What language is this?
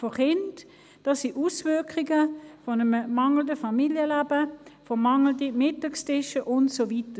Swiss German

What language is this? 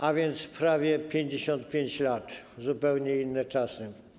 Polish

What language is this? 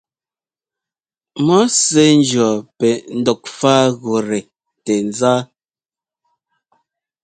Ngomba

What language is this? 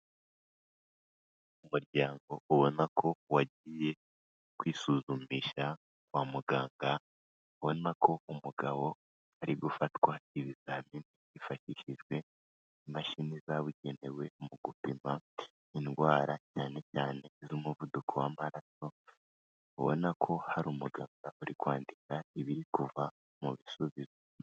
Kinyarwanda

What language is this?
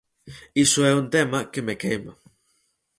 Galician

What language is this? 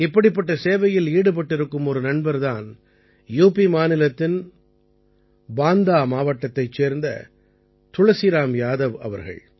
Tamil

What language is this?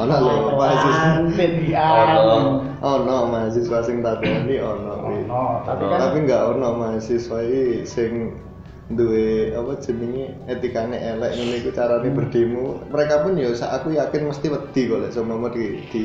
Indonesian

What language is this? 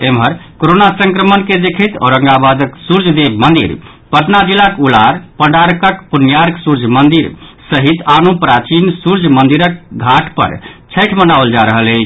Maithili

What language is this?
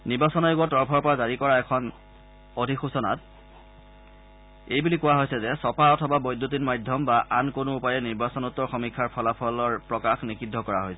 Assamese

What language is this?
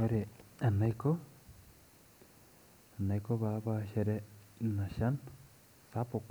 Masai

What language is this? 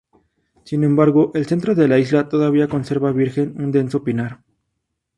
Spanish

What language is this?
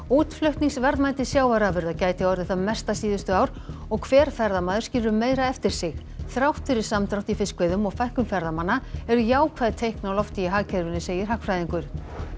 Icelandic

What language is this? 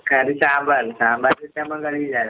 Malayalam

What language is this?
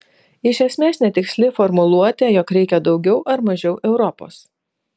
Lithuanian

